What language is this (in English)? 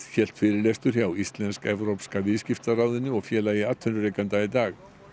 Icelandic